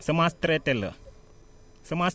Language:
Wolof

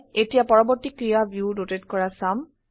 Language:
Assamese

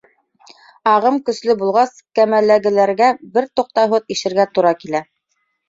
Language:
Bashkir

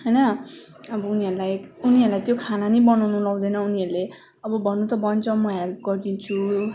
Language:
Nepali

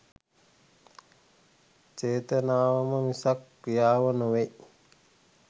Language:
Sinhala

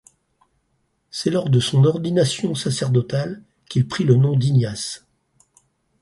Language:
French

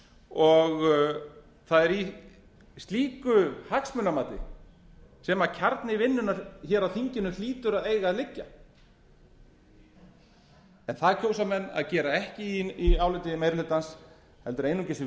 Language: Icelandic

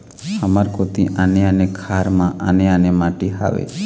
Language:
Chhattisgarhi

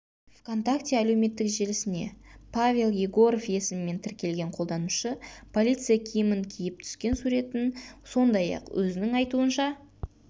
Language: Kazakh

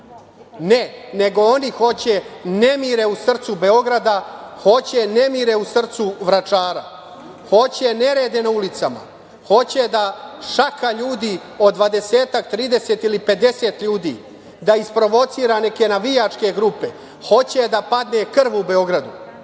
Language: Serbian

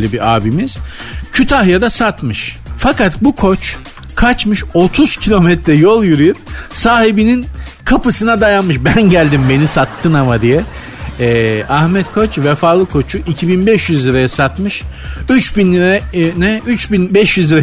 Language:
Turkish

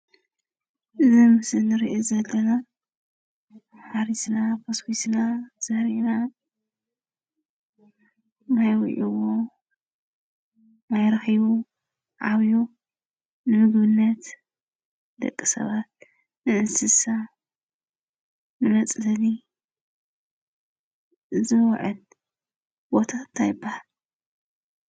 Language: Tigrinya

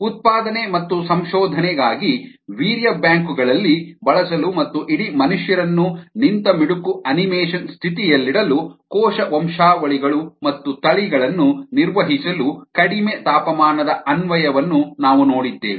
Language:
Kannada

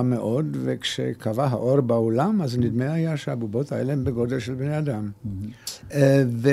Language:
Hebrew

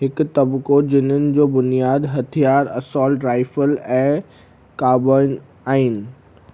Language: Sindhi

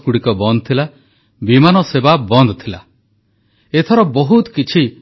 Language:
Odia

